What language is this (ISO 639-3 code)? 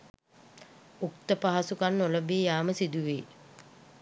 sin